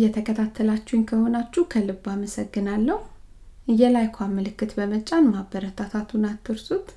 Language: Amharic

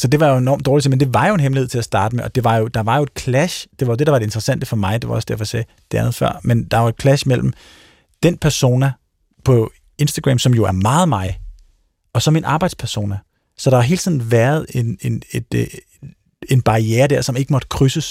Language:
Danish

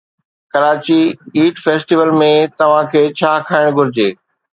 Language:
Sindhi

